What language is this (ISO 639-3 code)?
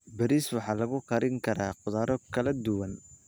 som